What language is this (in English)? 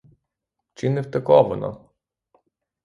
Ukrainian